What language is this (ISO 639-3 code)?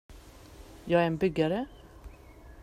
swe